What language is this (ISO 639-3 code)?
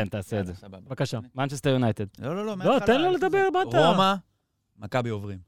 heb